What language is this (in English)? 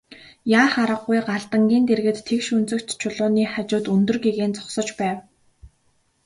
Mongolian